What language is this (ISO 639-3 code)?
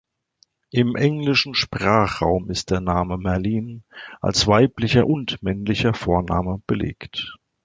deu